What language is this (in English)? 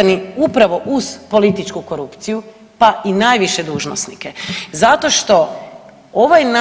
Croatian